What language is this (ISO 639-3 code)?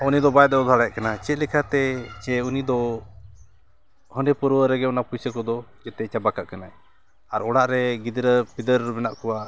sat